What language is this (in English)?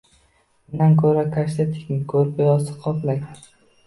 Uzbek